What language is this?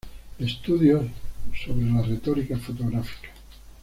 Spanish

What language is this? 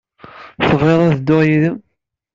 Kabyle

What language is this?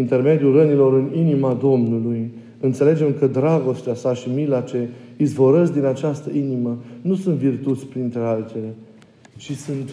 Romanian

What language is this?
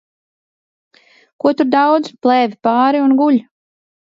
Latvian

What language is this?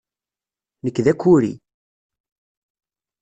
Kabyle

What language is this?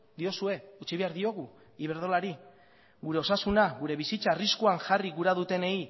Basque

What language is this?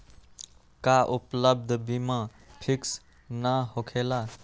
Magahi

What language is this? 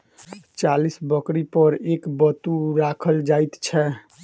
Maithili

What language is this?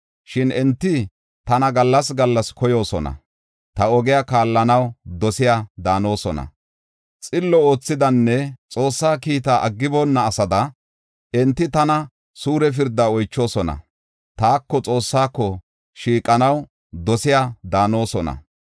Gofa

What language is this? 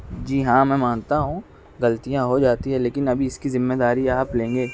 Urdu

